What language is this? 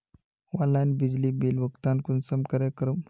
Magahi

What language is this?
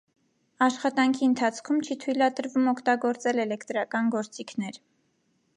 Armenian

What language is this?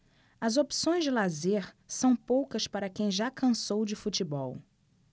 Portuguese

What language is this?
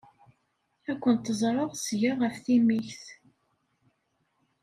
Kabyle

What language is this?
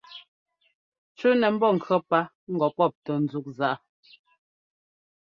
Ngomba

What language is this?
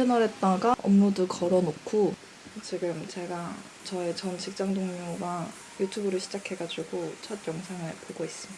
Korean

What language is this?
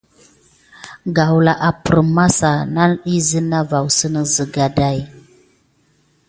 Gidar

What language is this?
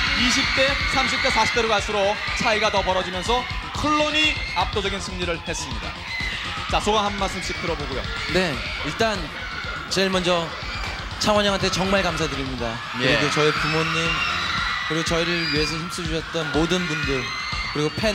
Korean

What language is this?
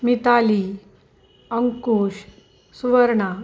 Marathi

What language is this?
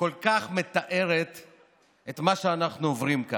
Hebrew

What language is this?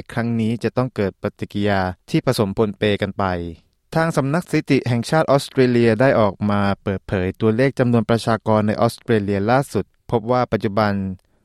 Thai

